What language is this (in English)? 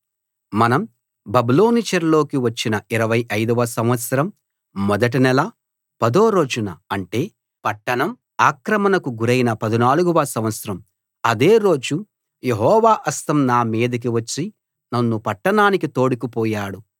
Telugu